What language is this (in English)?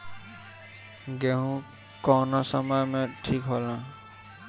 Bhojpuri